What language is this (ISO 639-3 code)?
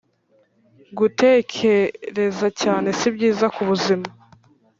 kin